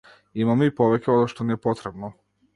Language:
Macedonian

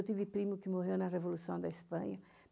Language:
Portuguese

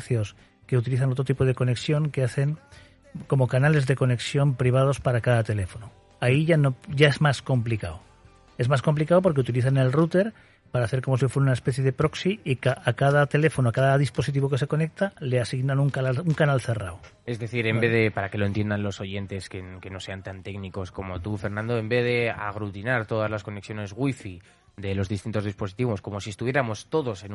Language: Spanish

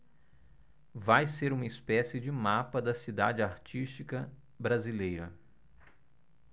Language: Portuguese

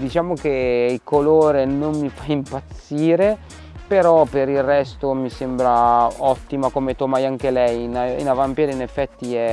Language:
Italian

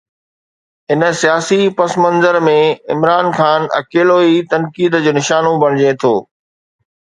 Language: Sindhi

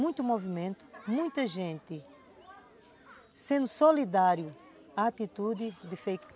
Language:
Portuguese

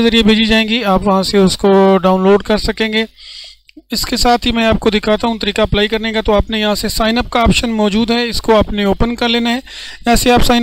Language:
Hindi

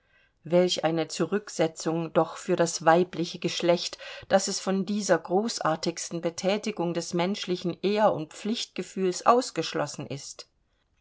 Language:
German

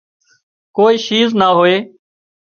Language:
Wadiyara Koli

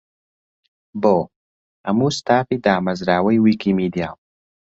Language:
Central Kurdish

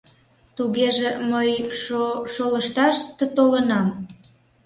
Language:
Mari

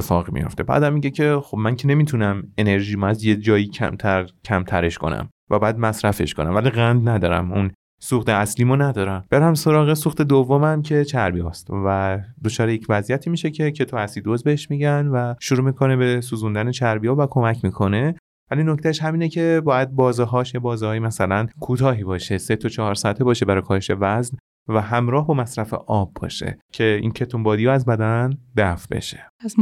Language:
Persian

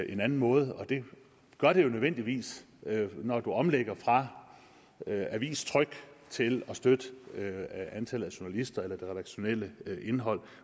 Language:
Danish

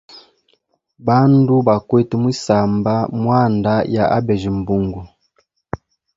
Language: Hemba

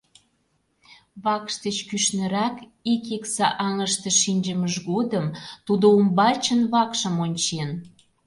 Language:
Mari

